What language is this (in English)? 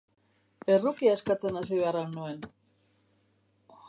Basque